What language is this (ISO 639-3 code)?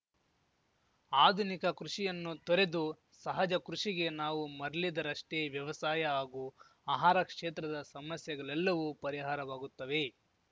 kan